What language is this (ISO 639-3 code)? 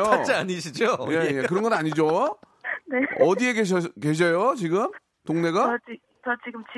kor